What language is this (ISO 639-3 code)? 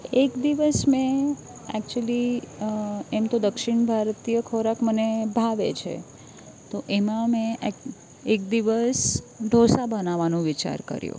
guj